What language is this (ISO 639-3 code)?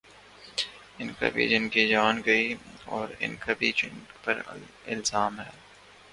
urd